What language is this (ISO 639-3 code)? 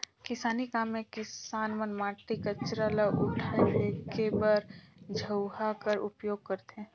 hne